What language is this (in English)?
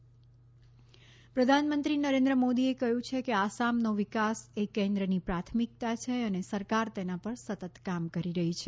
Gujarati